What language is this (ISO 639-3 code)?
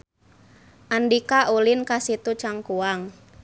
sun